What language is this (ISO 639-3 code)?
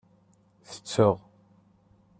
kab